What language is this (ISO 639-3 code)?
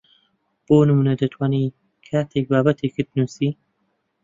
ckb